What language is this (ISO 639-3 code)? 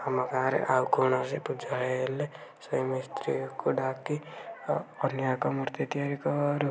ori